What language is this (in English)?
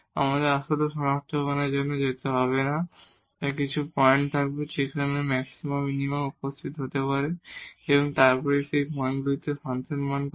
Bangla